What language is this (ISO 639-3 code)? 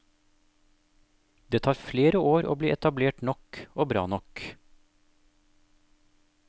nor